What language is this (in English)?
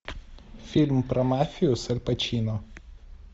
Russian